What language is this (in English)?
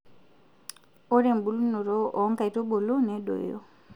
Masai